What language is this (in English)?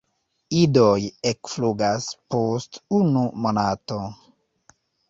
Esperanto